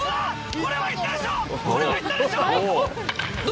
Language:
Japanese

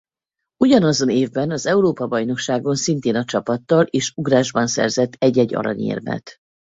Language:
Hungarian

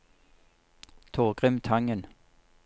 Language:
Norwegian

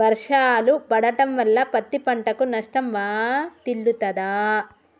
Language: Telugu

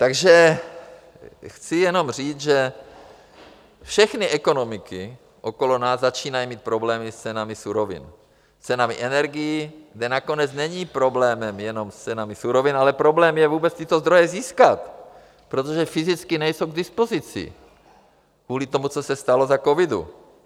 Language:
Czech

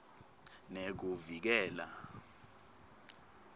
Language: Swati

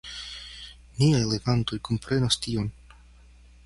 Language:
Esperanto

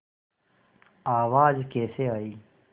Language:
Hindi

